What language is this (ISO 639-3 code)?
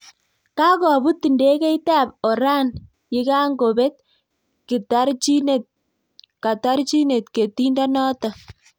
kln